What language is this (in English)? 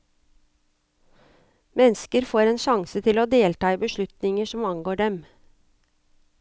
Norwegian